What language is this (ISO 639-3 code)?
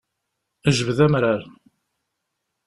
kab